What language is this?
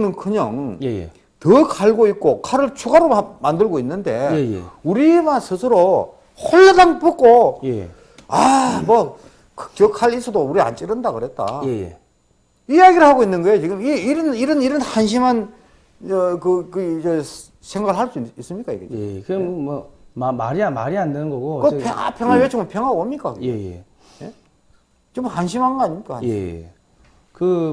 Korean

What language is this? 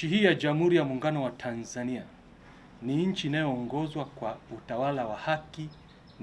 Swahili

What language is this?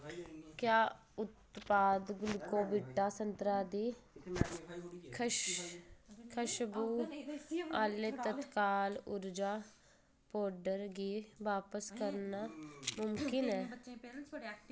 Dogri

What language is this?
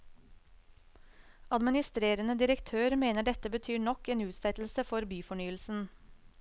Norwegian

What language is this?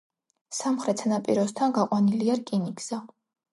Georgian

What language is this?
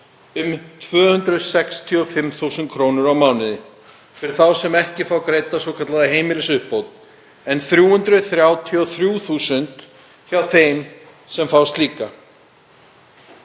Icelandic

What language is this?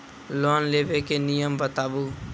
Maithili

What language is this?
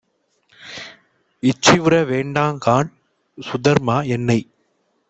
Tamil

